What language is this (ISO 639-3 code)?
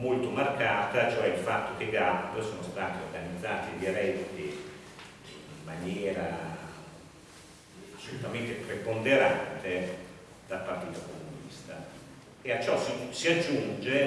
ita